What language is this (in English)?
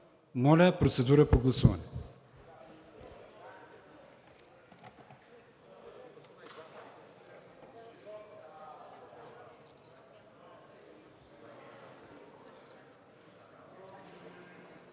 Bulgarian